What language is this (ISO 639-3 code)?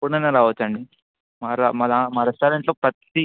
tel